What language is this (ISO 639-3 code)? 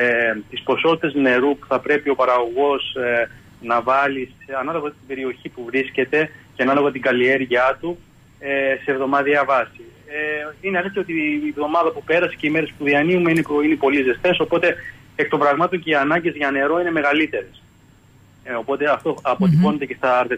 ell